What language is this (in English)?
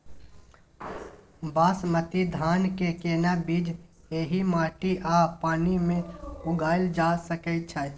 Maithili